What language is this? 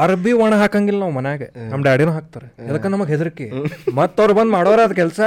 Kannada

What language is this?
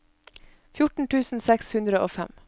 Norwegian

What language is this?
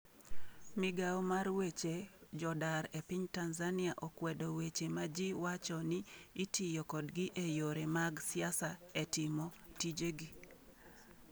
Luo (Kenya and Tanzania)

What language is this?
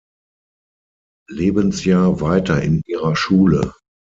German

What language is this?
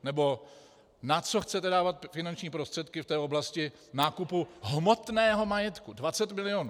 Czech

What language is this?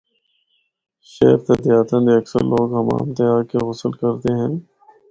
Northern Hindko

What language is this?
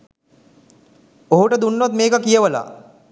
Sinhala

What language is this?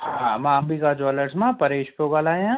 Sindhi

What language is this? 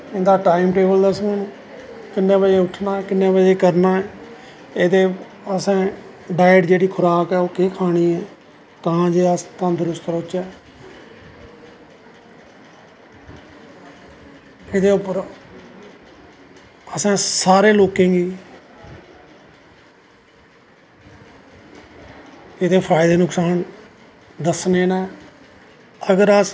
Dogri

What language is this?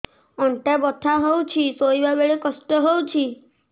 Odia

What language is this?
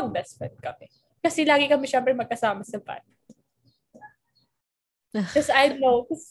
Filipino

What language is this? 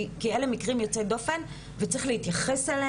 Hebrew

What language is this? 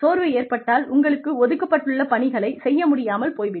Tamil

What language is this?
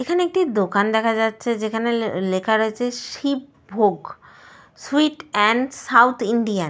Bangla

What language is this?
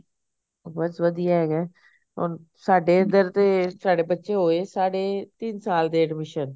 Punjabi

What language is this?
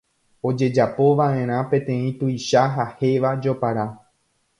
Guarani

